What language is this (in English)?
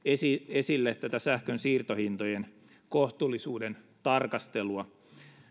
Finnish